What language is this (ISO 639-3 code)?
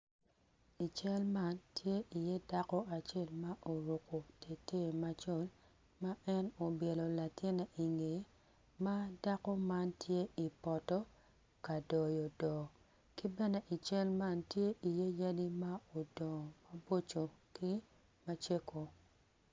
ach